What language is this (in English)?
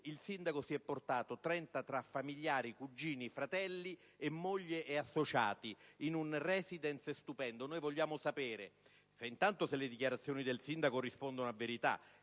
Italian